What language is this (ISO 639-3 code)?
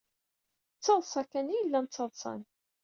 kab